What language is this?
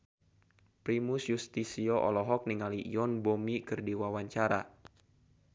Sundanese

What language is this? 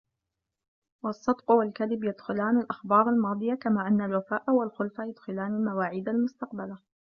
Arabic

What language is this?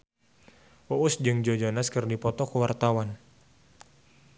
Sundanese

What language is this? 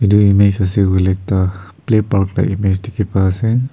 Naga Pidgin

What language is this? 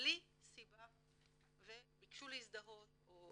Hebrew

